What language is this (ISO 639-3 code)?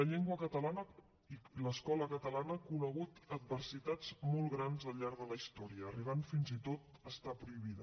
cat